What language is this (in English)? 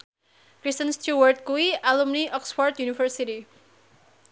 Javanese